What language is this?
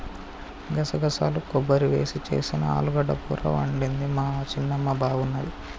Telugu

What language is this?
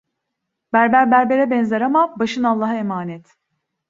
Turkish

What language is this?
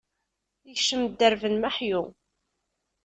Kabyle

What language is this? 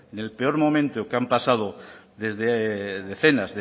Spanish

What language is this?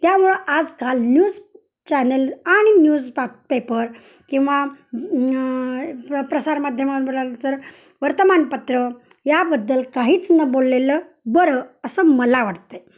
Marathi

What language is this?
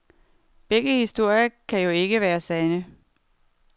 Danish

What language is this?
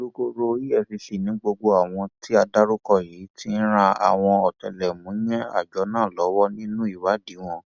Yoruba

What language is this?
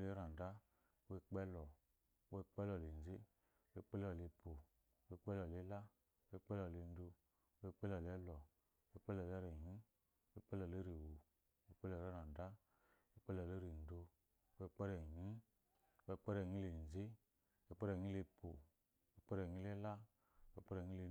Eloyi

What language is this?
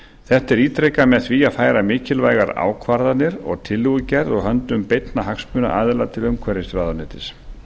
Icelandic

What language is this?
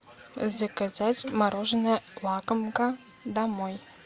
Russian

